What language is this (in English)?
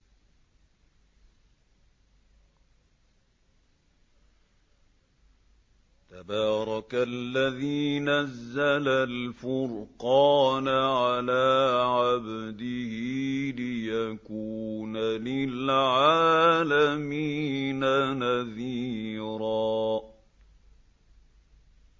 Arabic